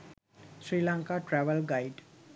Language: Sinhala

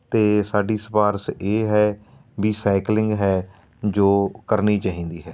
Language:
Punjabi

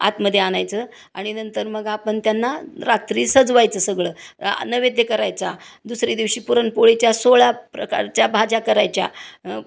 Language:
Marathi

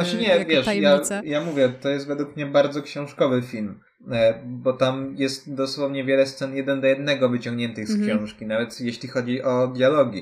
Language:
Polish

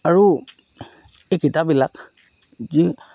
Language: Assamese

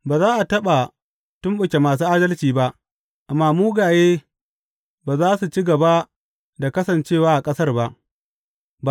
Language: Hausa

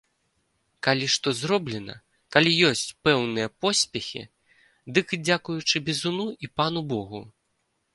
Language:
Belarusian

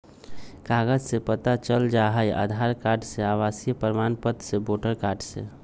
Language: Magahi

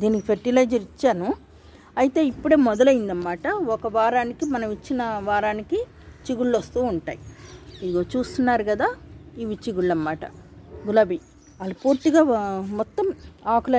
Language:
Hindi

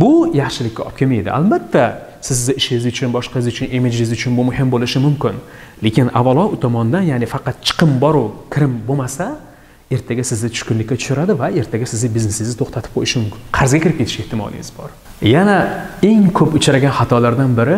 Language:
Turkish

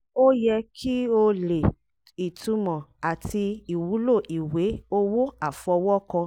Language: Yoruba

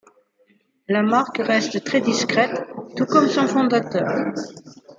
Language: French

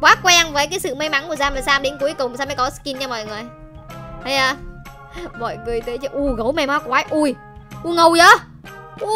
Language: Vietnamese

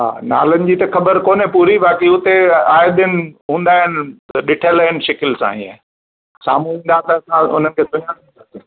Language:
Sindhi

